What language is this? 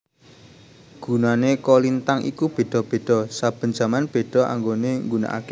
Javanese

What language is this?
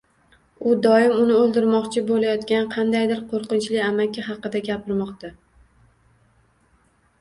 Uzbek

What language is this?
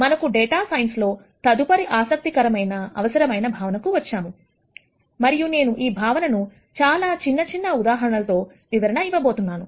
Telugu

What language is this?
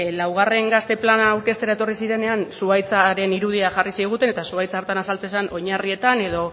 Basque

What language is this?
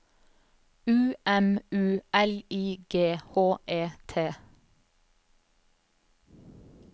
Norwegian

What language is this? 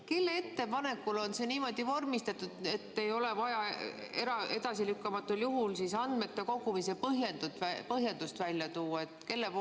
Estonian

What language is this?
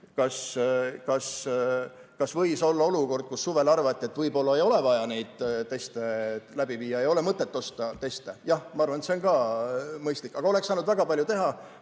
Estonian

